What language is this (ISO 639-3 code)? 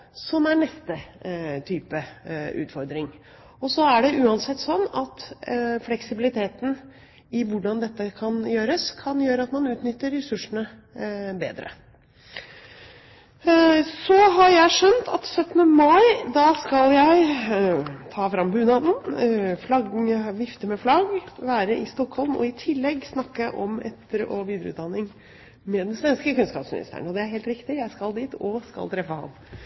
nob